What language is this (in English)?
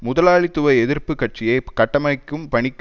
Tamil